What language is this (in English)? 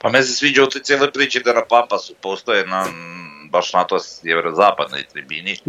Croatian